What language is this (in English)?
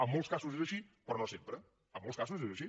Catalan